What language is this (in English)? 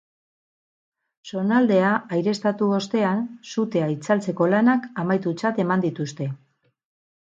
Basque